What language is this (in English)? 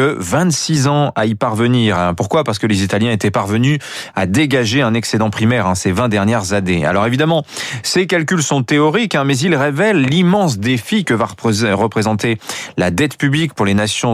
French